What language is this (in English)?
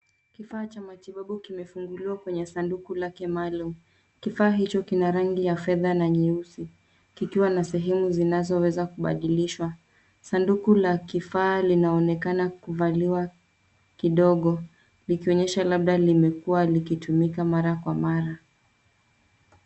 Swahili